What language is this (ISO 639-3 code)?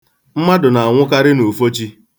ibo